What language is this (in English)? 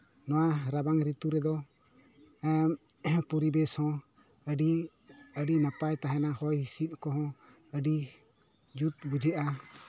Santali